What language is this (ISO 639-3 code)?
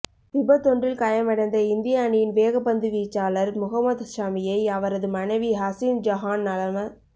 tam